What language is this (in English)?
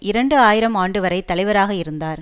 Tamil